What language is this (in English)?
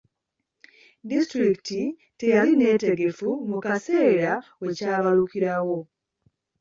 Ganda